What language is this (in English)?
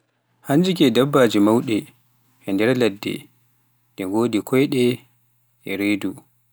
Pular